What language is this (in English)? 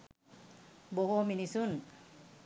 Sinhala